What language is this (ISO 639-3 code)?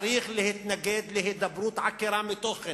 heb